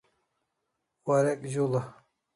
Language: Kalasha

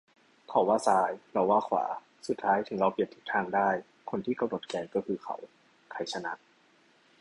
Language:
Thai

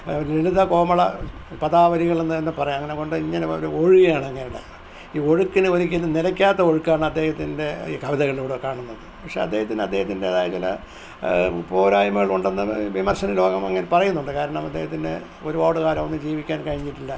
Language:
Malayalam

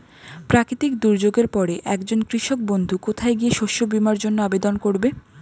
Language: Bangla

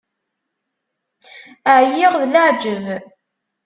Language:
Kabyle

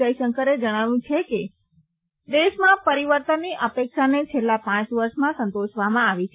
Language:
Gujarati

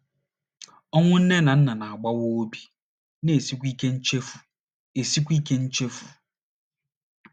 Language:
Igbo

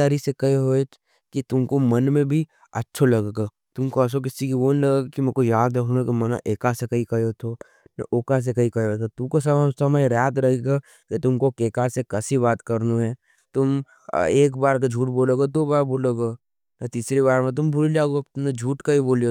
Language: Nimadi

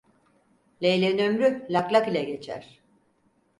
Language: Turkish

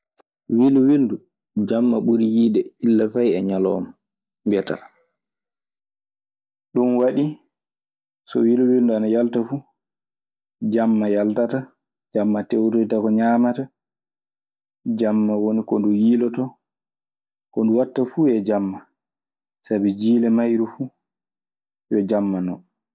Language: Maasina Fulfulde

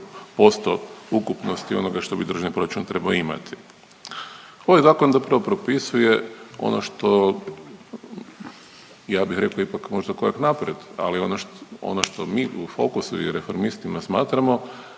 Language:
Croatian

